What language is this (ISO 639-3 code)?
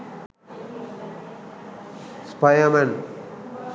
sin